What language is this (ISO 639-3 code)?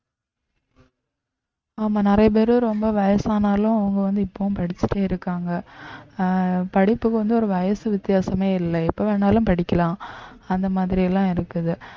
tam